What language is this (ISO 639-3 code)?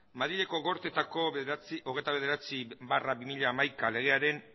eus